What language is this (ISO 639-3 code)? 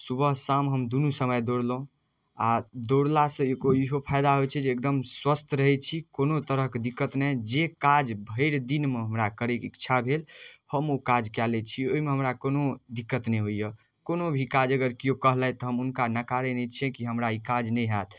mai